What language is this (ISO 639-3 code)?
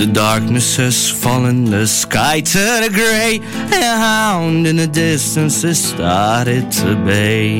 ukr